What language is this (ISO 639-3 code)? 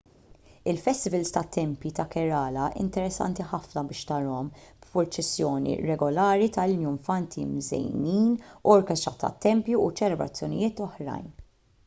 mlt